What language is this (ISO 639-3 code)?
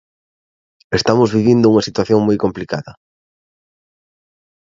glg